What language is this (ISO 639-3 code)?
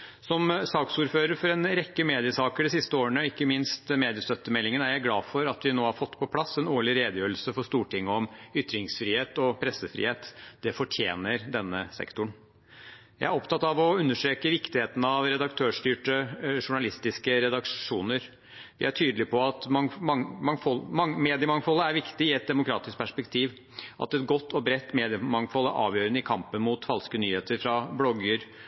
nob